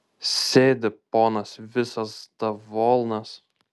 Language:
Lithuanian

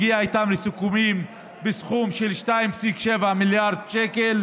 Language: Hebrew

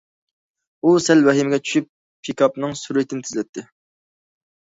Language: Uyghur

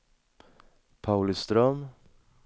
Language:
Swedish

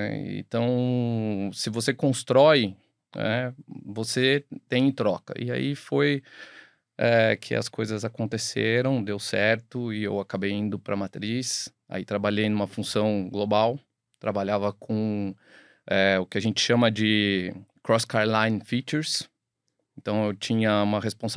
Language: Portuguese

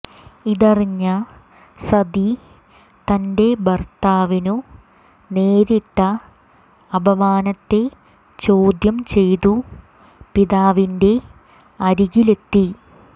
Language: Malayalam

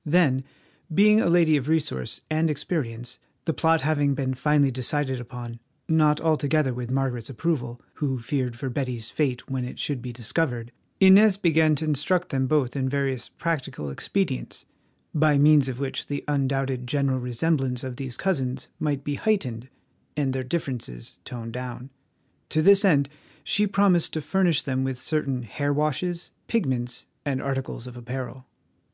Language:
English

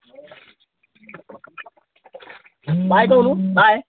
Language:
Odia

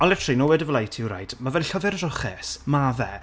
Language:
Welsh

